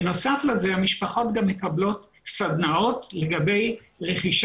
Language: Hebrew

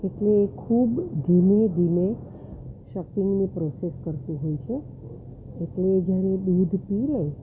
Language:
Gujarati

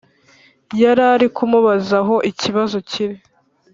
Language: Kinyarwanda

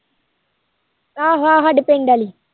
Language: Punjabi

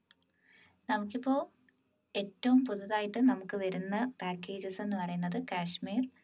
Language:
Malayalam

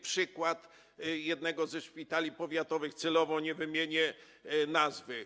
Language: Polish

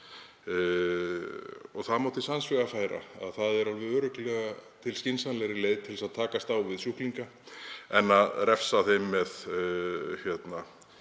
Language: Icelandic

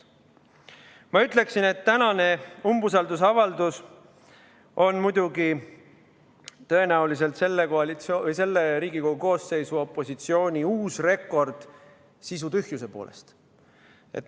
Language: Estonian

